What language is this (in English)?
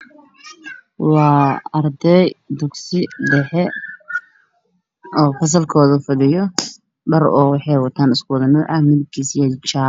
Somali